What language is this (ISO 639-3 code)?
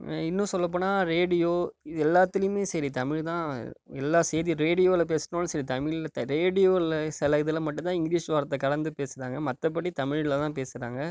tam